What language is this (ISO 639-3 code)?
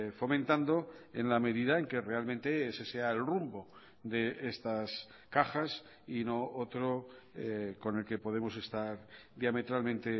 spa